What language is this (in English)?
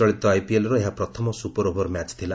Odia